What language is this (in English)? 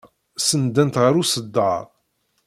Kabyle